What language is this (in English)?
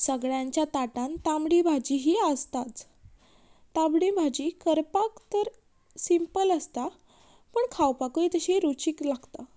Konkani